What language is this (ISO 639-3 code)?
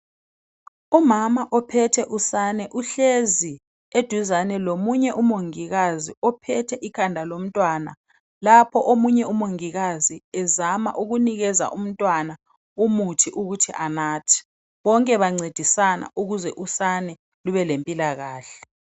nde